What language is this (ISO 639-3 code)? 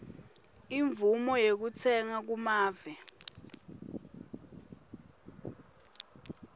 ssw